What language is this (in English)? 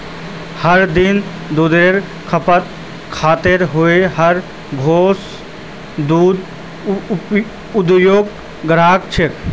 Magahi